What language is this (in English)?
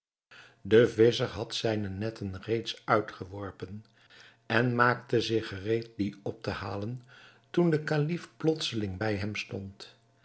Dutch